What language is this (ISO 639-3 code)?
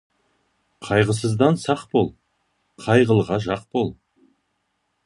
kaz